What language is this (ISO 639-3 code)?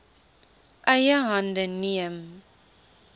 afr